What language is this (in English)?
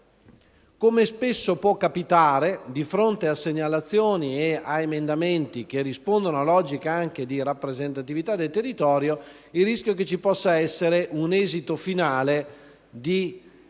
Italian